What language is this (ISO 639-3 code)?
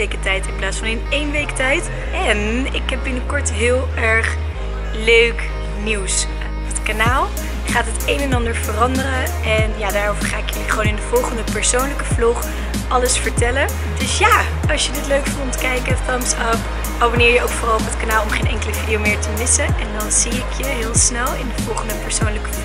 nld